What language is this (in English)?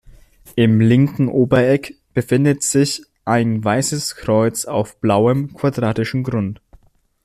German